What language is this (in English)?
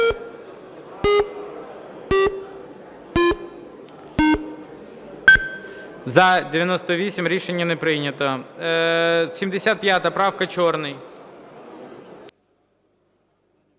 Ukrainian